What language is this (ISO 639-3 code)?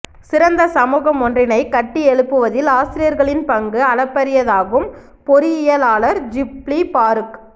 tam